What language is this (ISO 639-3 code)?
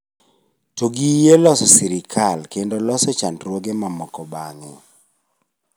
luo